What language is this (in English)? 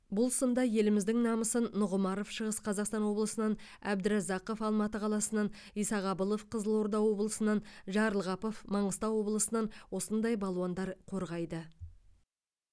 Kazakh